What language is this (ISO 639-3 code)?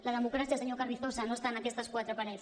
cat